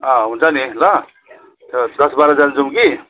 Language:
Nepali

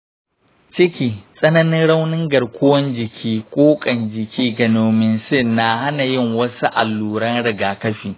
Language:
Hausa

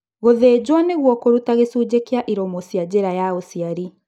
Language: Kikuyu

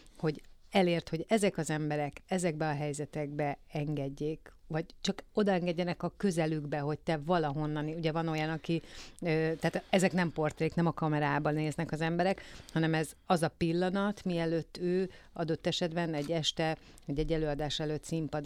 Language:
Hungarian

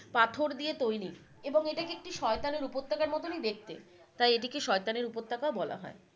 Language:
Bangla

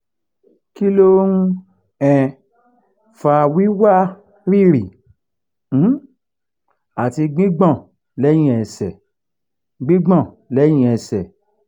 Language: Yoruba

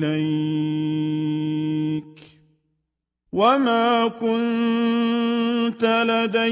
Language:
Arabic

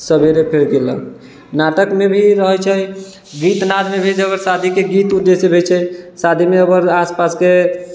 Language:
Maithili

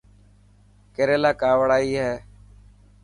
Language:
Dhatki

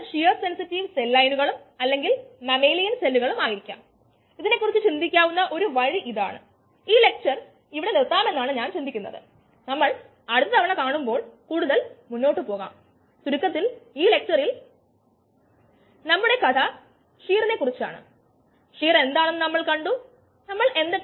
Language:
Malayalam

